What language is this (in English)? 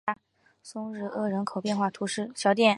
Chinese